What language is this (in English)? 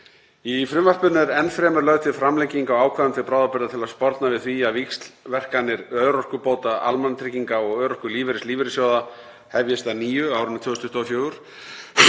Icelandic